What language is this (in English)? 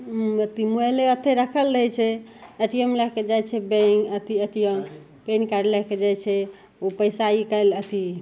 Maithili